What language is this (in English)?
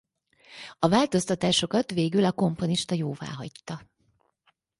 Hungarian